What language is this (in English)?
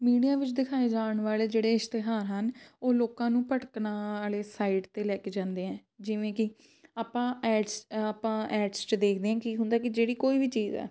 Punjabi